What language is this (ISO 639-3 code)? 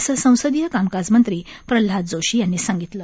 mar